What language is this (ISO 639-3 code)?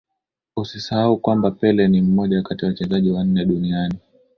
swa